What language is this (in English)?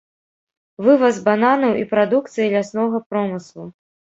Belarusian